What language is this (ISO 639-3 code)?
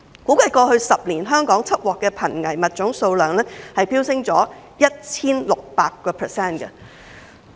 yue